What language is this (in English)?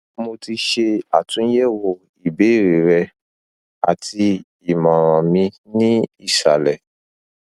Yoruba